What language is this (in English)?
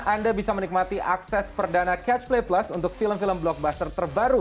Indonesian